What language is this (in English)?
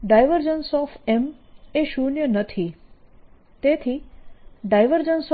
Gujarati